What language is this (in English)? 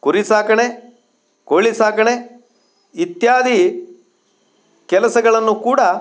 Kannada